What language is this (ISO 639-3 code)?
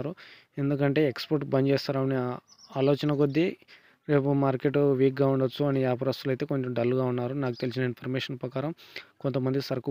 tel